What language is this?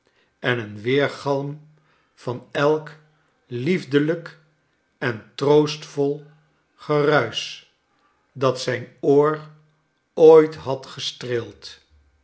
Dutch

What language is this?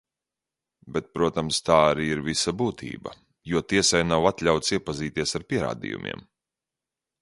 Latvian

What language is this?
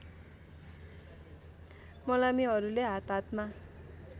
Nepali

